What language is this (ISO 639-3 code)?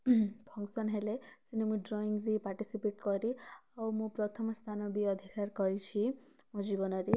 ori